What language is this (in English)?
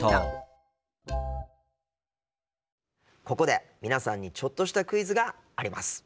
Japanese